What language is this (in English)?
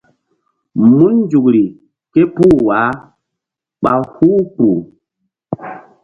Mbum